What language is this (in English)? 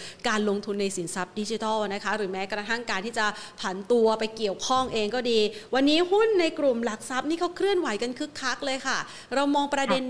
Thai